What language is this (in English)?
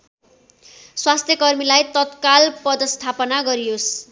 Nepali